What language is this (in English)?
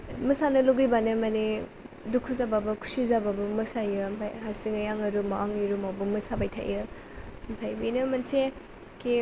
Bodo